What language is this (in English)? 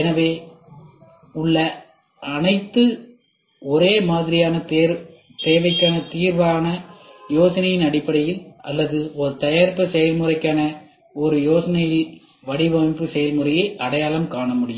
Tamil